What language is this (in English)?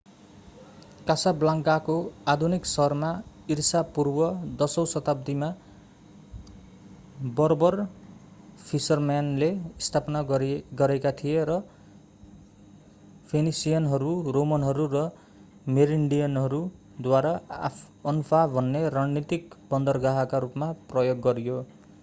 Nepali